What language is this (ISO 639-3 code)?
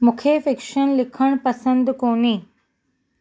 snd